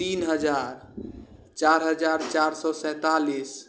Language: Maithili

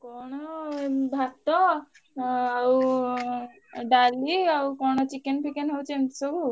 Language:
Odia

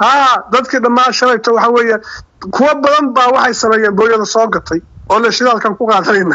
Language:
Arabic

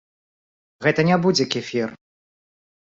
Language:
Belarusian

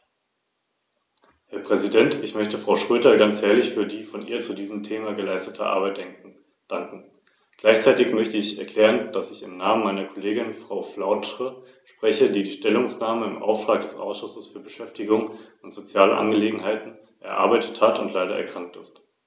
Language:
German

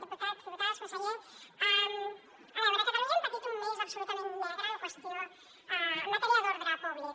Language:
Catalan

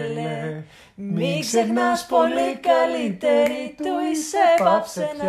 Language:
Greek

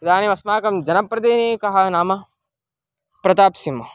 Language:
Sanskrit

